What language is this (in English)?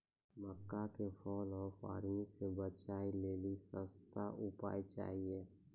Maithili